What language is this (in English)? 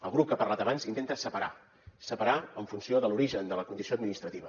Catalan